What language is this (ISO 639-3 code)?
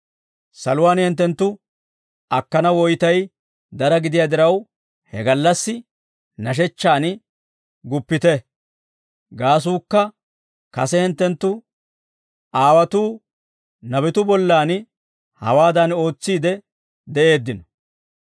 dwr